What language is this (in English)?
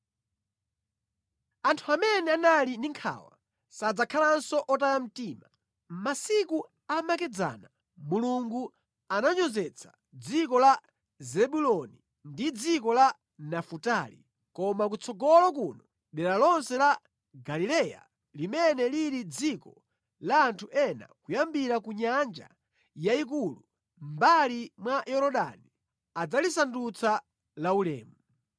Nyanja